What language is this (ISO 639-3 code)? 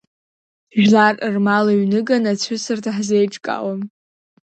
abk